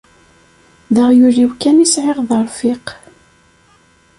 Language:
Kabyle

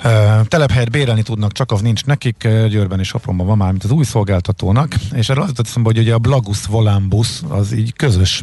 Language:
Hungarian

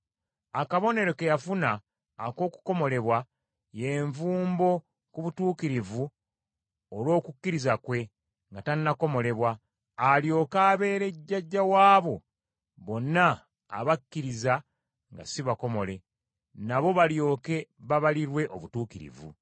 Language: Ganda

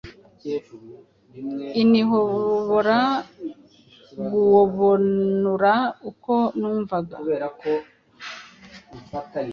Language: Kinyarwanda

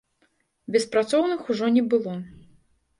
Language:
Belarusian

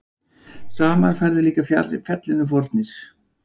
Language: Icelandic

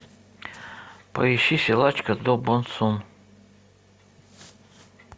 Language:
Russian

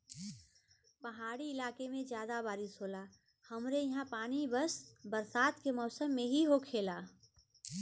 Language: Bhojpuri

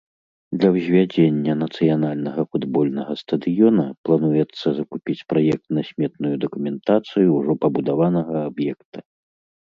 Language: Belarusian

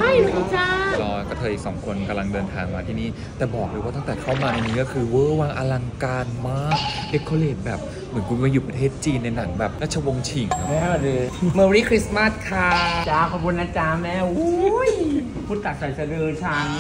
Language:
Thai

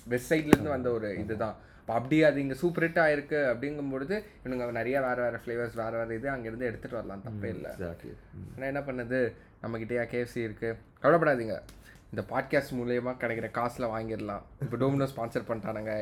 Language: Tamil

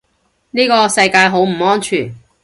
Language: Cantonese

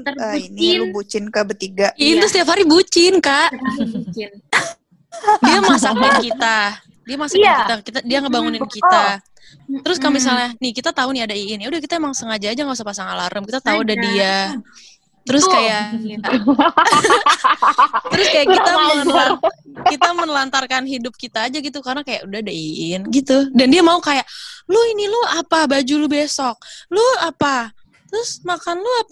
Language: Indonesian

